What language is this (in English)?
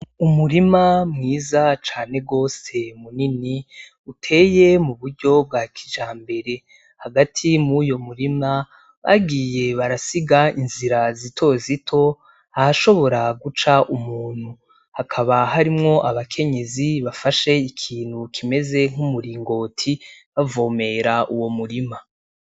Rundi